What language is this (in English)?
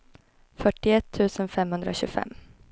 Swedish